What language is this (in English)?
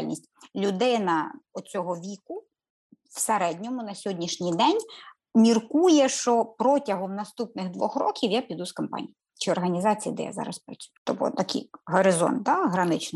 Ukrainian